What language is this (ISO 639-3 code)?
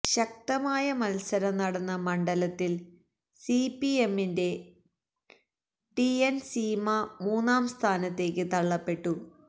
mal